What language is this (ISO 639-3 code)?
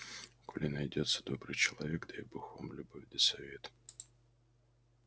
rus